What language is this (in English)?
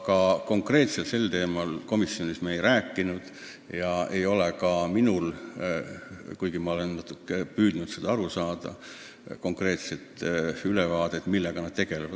Estonian